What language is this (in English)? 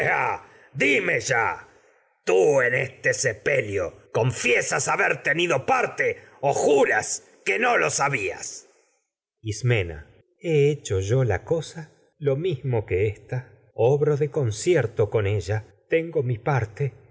Spanish